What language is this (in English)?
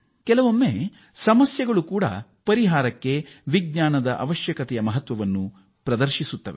Kannada